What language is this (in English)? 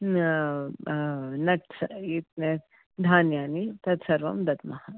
Sanskrit